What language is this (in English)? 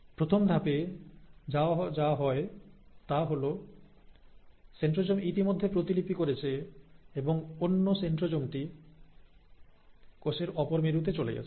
Bangla